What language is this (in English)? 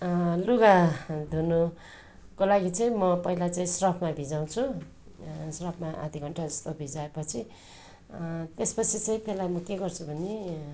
Nepali